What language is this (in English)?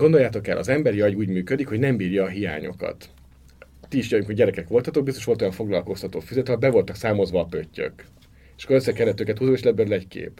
Hungarian